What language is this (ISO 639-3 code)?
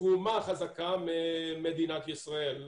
heb